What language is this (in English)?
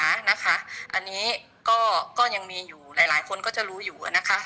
Thai